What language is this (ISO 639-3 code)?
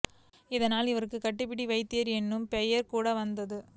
tam